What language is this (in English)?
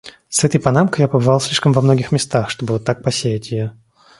Russian